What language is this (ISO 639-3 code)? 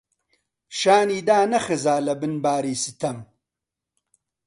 ckb